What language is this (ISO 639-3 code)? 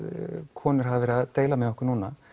isl